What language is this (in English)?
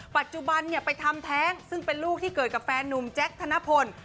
Thai